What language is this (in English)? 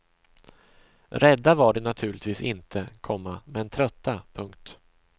Swedish